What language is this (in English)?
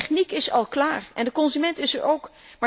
Dutch